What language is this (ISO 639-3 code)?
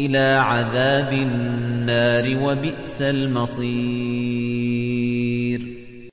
ara